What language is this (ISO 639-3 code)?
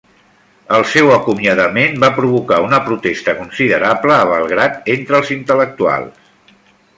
cat